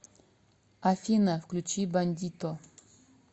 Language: Russian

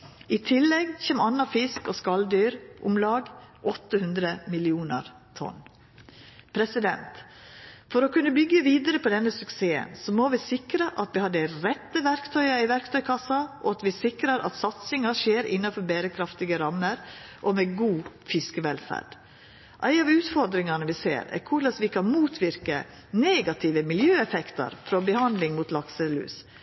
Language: Norwegian Nynorsk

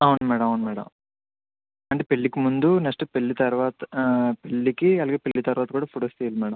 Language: Telugu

